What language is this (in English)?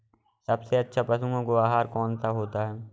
Hindi